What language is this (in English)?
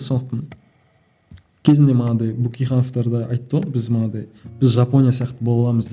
Kazakh